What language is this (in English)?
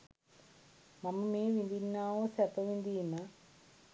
Sinhala